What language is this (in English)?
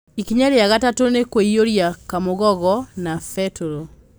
Kikuyu